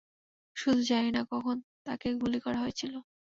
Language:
Bangla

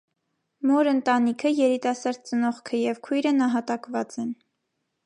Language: Armenian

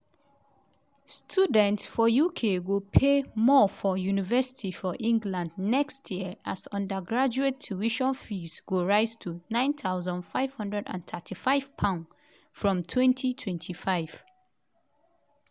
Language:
Nigerian Pidgin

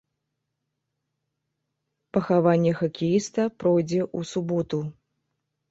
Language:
Belarusian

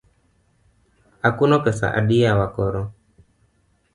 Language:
Luo (Kenya and Tanzania)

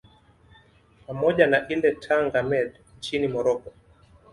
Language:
Swahili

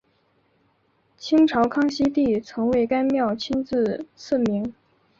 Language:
Chinese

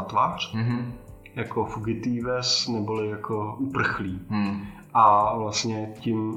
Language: Czech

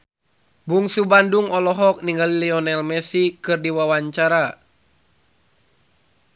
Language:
Sundanese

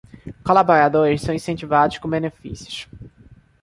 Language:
Portuguese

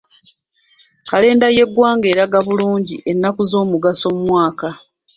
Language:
Ganda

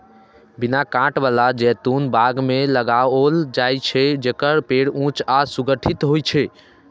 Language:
Maithili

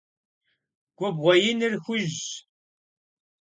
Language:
Kabardian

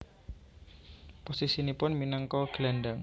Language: Javanese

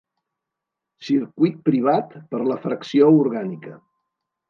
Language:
Catalan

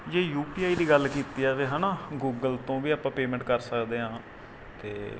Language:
Punjabi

